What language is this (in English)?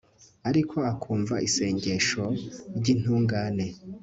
Kinyarwanda